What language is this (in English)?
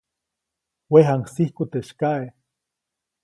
Copainalá Zoque